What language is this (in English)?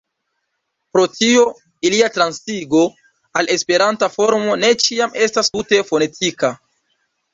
Esperanto